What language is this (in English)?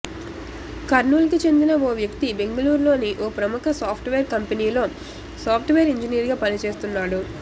Telugu